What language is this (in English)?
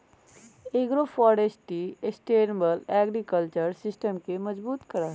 Magahi